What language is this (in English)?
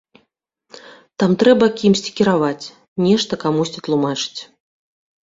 Belarusian